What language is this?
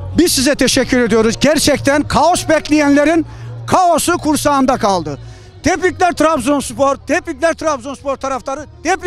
Turkish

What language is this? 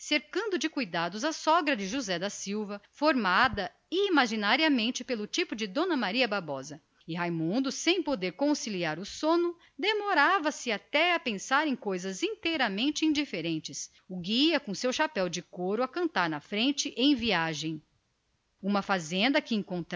Portuguese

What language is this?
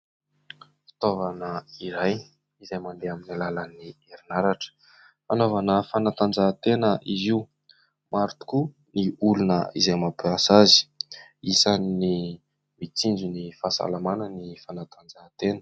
Malagasy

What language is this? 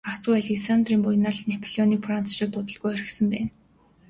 Mongolian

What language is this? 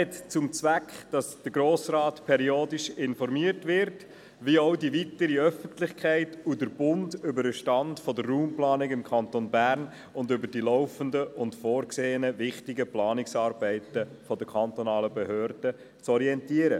Swiss German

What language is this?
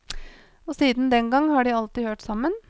Norwegian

